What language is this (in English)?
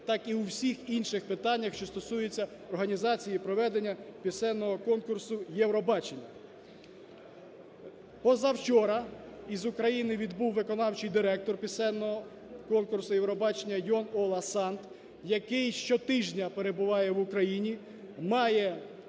Ukrainian